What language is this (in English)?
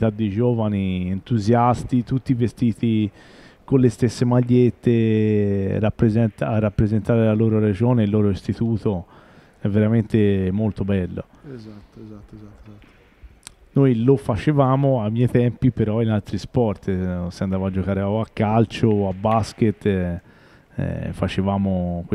Italian